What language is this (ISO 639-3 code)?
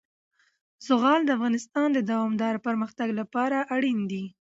pus